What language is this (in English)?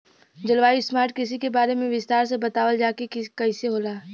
Bhojpuri